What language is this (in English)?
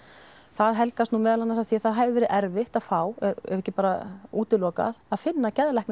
Icelandic